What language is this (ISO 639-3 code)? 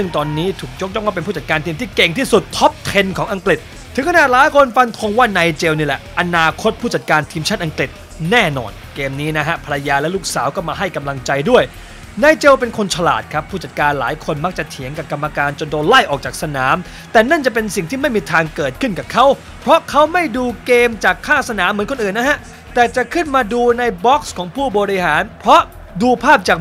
tha